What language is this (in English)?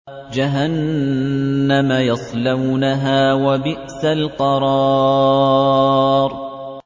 Arabic